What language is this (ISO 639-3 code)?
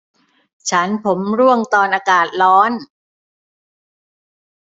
tha